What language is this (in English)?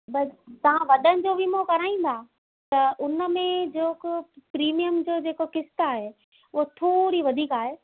Sindhi